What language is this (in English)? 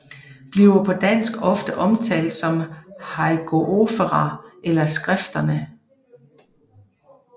Danish